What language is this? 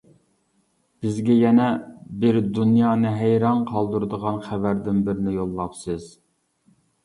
Uyghur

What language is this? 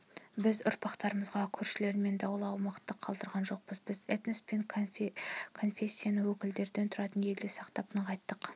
Kazakh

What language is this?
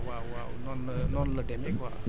Wolof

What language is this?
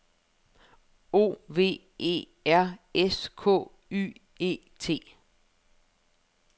Danish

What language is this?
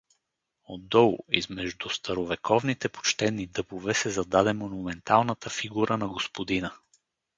Bulgarian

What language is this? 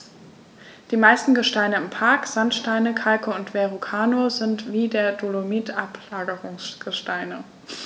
German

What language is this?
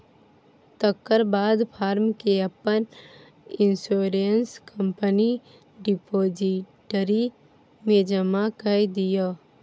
Maithili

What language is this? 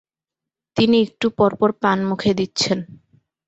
Bangla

